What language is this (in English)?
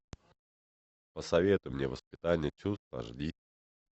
Russian